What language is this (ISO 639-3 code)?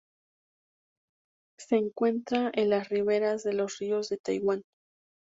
spa